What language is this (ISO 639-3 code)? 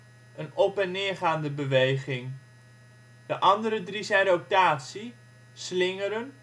nld